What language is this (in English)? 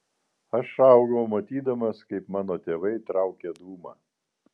Lithuanian